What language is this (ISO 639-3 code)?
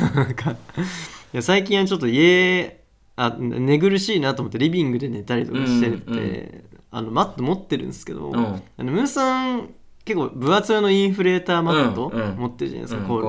jpn